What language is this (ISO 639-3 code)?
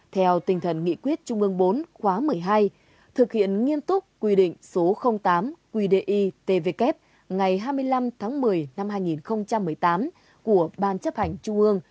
vie